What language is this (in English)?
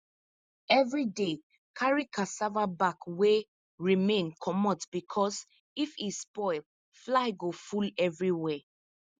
Nigerian Pidgin